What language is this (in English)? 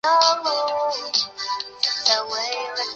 Chinese